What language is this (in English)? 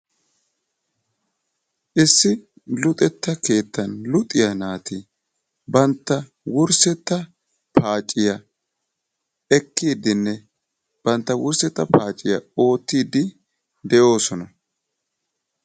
Wolaytta